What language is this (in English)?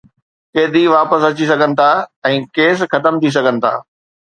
Sindhi